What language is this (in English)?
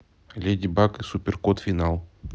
Russian